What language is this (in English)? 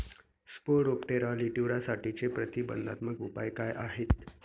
Marathi